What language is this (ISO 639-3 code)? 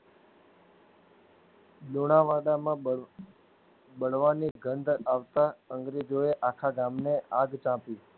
guj